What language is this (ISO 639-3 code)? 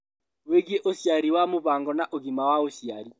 kik